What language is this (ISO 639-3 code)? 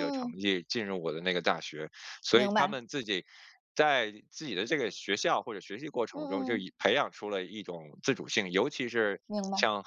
zho